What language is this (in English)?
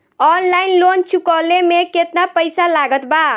Bhojpuri